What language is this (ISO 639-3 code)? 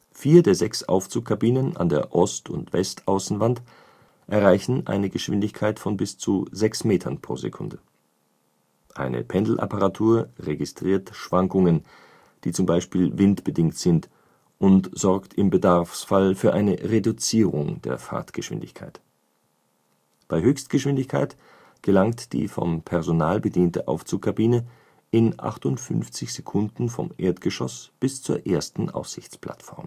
deu